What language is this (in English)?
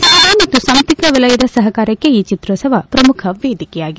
Kannada